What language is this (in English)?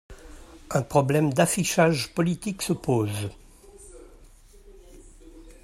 French